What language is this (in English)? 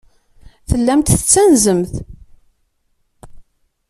Kabyle